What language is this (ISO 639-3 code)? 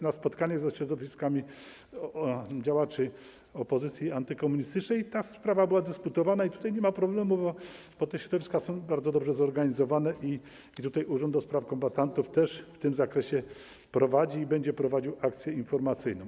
pol